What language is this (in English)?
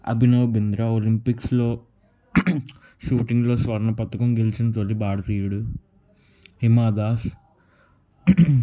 Telugu